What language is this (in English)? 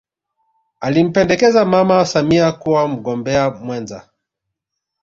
Swahili